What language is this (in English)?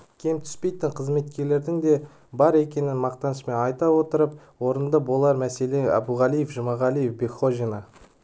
Kazakh